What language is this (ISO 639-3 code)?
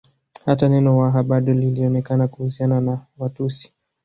swa